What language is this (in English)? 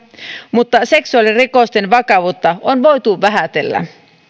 Finnish